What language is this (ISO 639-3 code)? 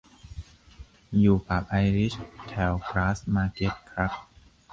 tha